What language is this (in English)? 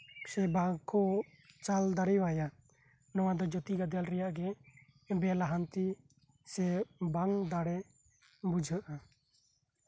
Santali